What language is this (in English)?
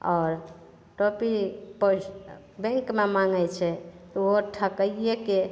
Maithili